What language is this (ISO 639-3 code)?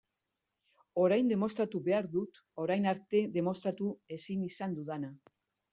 eus